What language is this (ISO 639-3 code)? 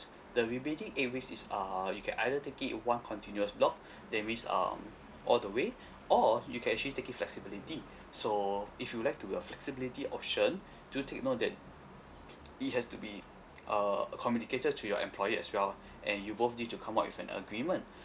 eng